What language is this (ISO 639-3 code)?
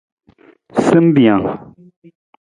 nmz